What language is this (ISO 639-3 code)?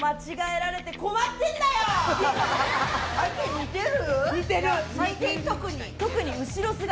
jpn